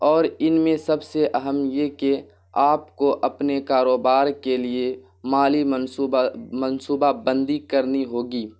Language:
Urdu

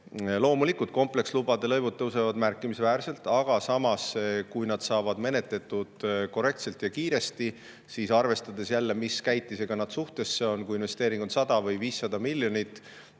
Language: Estonian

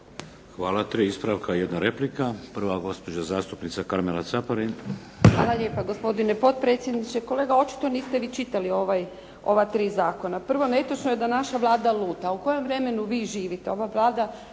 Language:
Croatian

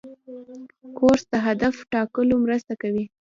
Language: Pashto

